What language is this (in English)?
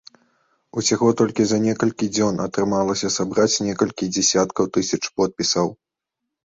Belarusian